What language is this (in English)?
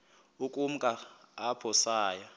Xhosa